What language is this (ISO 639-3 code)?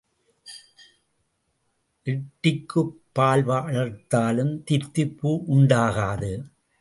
tam